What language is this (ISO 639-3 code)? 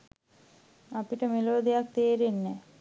sin